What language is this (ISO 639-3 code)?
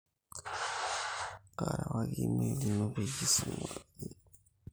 mas